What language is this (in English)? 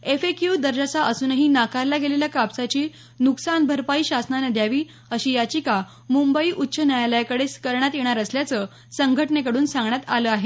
Marathi